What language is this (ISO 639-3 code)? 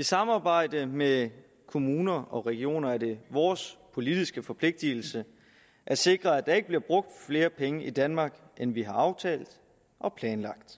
dan